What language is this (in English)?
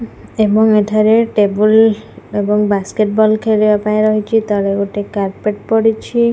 Odia